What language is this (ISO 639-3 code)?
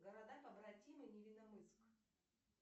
rus